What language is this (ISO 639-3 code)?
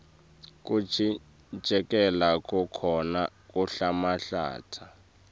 ssw